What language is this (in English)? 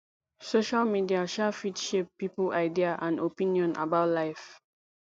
Nigerian Pidgin